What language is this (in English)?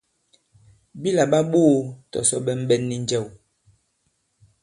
Bankon